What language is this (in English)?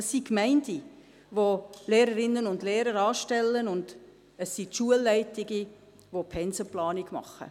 Swiss German